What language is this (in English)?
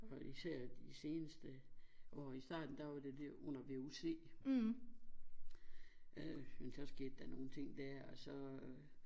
Danish